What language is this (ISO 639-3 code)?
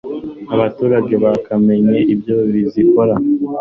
kin